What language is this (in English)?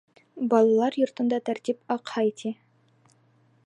Bashkir